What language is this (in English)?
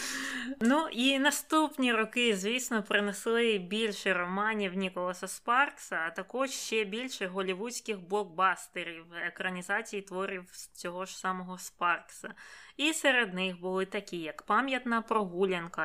Ukrainian